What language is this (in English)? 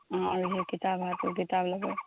Maithili